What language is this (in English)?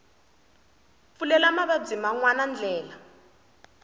Tsonga